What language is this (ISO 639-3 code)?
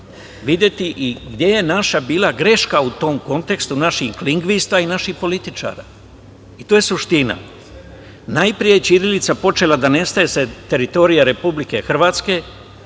srp